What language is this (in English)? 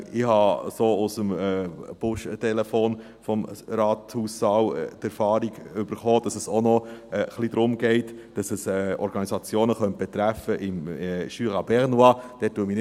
Swiss German